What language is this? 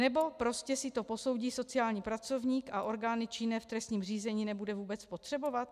Czech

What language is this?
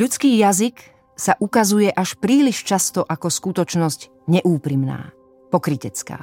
Slovak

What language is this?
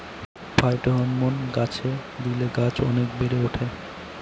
Bangla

